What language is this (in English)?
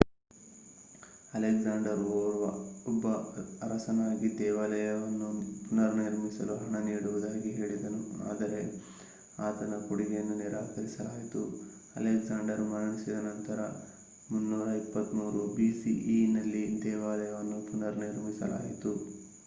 Kannada